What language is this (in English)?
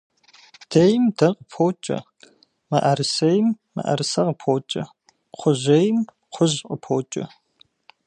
Kabardian